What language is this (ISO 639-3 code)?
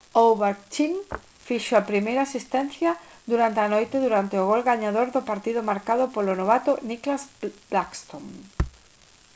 glg